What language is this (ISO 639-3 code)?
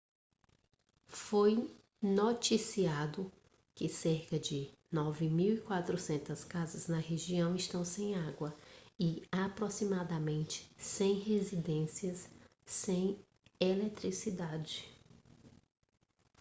por